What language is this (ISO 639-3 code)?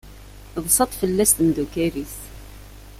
kab